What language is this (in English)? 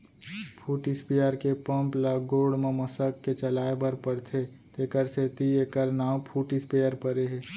Chhattisgarhi